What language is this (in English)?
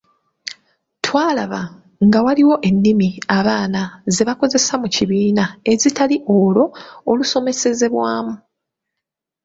Ganda